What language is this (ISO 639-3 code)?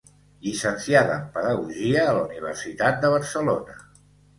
cat